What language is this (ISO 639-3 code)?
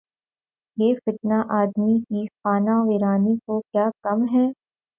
urd